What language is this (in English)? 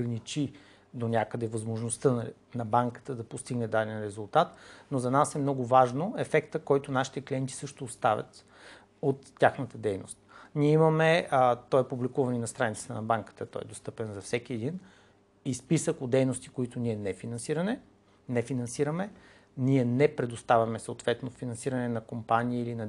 Bulgarian